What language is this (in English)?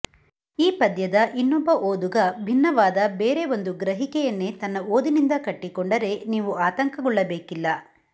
Kannada